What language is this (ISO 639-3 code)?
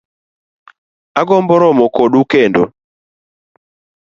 luo